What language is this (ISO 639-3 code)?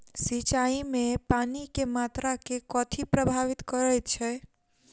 mai